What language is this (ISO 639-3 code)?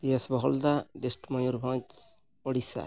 sat